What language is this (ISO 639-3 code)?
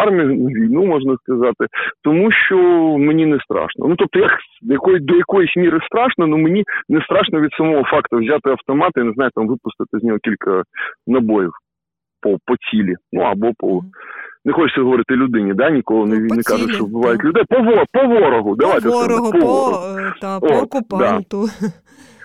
ukr